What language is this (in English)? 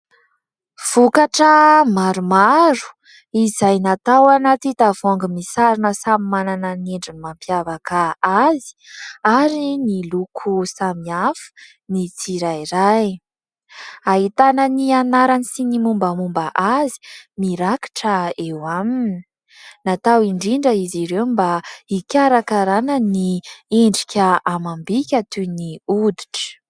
Malagasy